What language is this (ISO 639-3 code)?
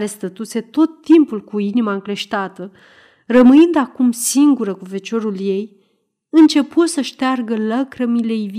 ron